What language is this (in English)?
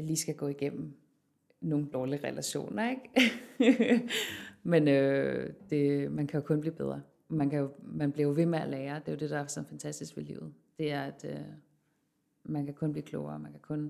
Danish